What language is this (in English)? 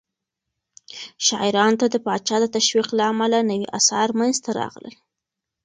Pashto